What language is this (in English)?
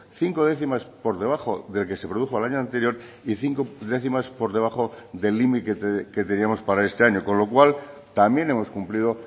Spanish